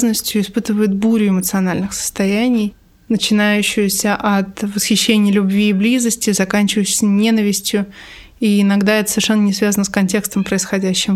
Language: Russian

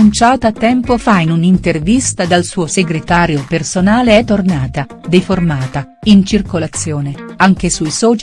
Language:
Italian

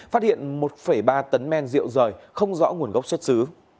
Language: Vietnamese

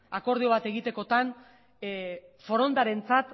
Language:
Basque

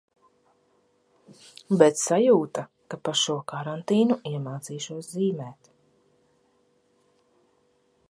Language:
Latvian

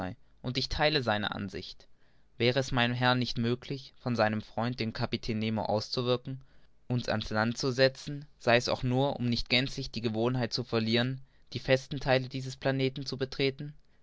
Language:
German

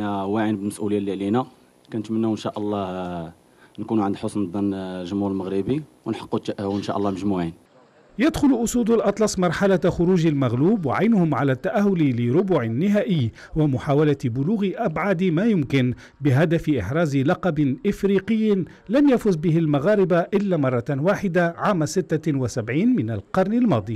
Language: Arabic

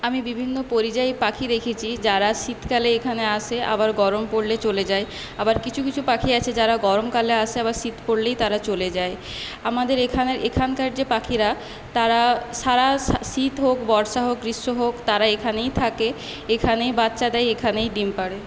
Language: Bangla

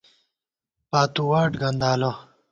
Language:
Gawar-Bati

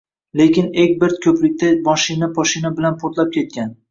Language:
Uzbek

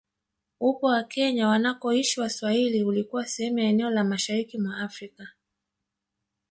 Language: Swahili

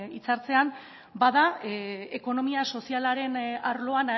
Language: Basque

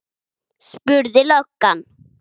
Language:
Icelandic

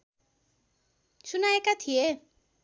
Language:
Nepali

